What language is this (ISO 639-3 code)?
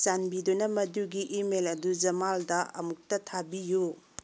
mni